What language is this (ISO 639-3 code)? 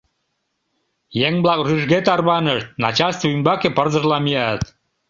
chm